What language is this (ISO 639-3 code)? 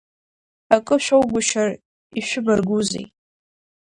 abk